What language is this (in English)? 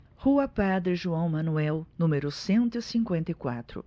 Portuguese